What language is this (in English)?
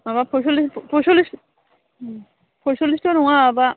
Bodo